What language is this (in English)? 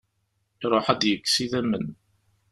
Kabyle